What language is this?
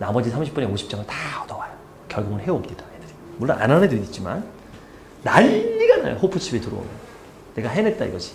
Korean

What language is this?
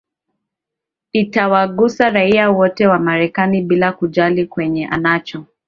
Swahili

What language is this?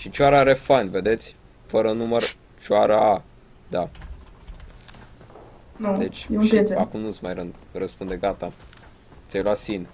Romanian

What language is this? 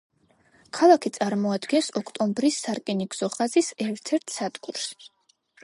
Georgian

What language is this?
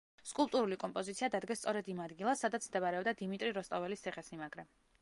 Georgian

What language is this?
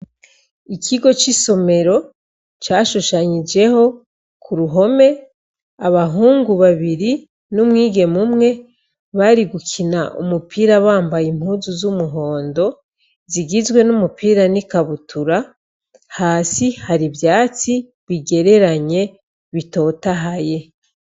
Rundi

